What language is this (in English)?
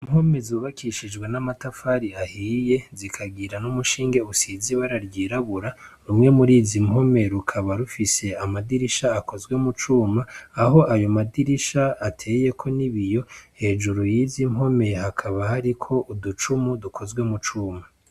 Rundi